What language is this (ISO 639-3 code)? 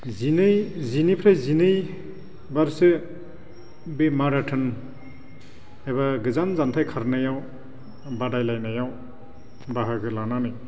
brx